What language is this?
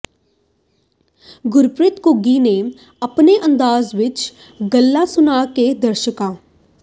Punjabi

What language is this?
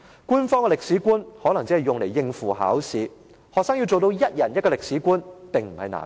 Cantonese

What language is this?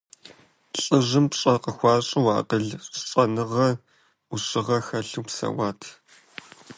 Kabardian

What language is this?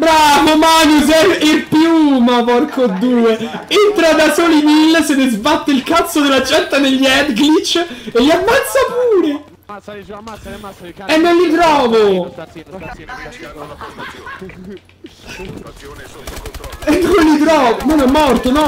Italian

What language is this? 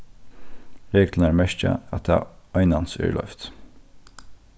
Faroese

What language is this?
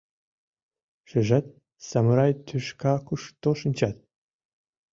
Mari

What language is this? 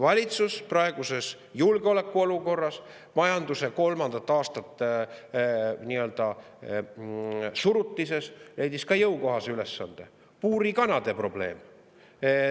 Estonian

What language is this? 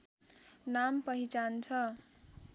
Nepali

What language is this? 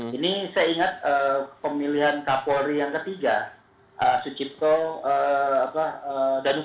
Indonesian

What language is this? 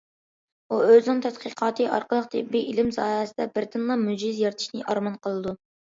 Uyghur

